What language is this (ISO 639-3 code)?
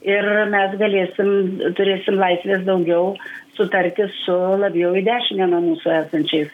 lit